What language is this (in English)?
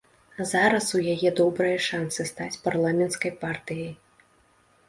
Belarusian